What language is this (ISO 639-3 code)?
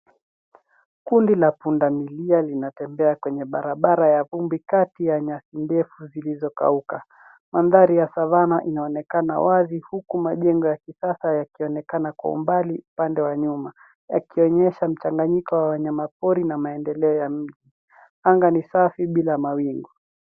swa